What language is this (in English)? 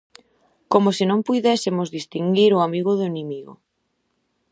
Galician